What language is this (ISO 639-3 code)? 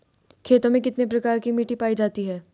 hin